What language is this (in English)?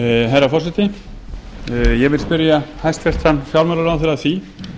Icelandic